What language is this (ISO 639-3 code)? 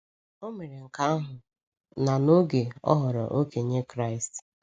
ibo